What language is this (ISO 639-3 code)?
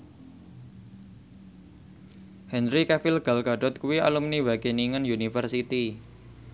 jav